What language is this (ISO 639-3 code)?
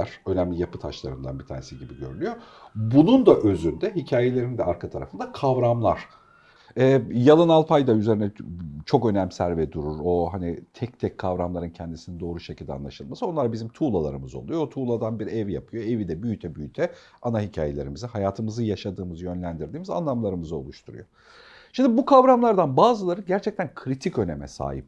tur